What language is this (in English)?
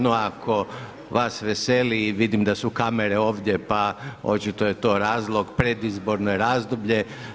Croatian